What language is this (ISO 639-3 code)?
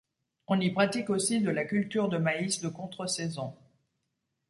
fra